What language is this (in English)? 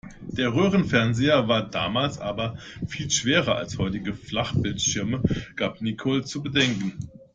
German